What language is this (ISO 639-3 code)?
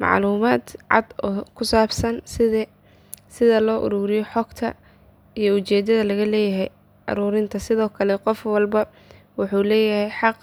som